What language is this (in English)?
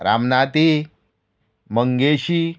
Konkani